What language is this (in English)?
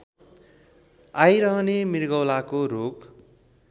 Nepali